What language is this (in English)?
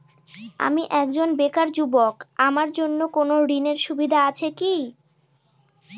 Bangla